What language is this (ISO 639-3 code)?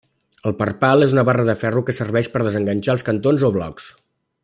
cat